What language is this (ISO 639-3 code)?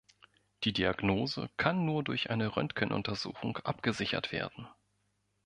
deu